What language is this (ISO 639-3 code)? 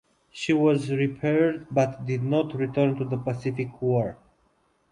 eng